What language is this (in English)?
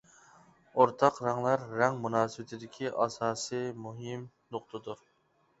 Uyghur